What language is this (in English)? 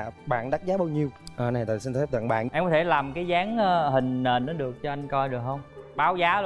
Vietnamese